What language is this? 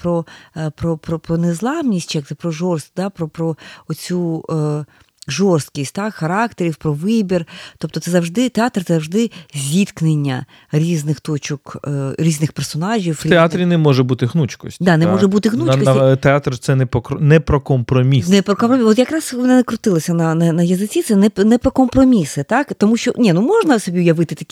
Ukrainian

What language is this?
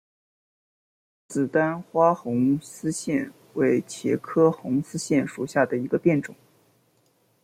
Chinese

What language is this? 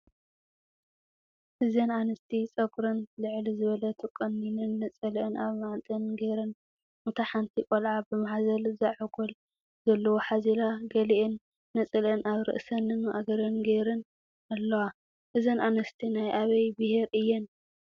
Tigrinya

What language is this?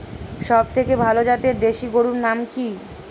Bangla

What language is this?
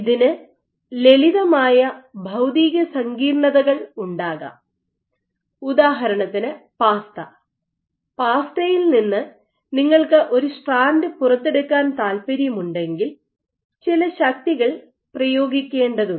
Malayalam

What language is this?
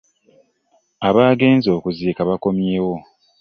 Ganda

